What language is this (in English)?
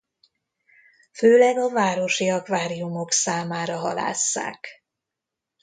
Hungarian